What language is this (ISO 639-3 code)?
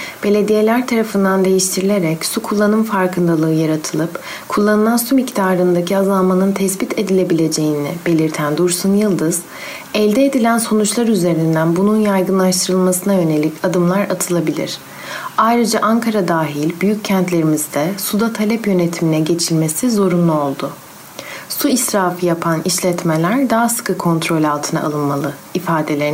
tur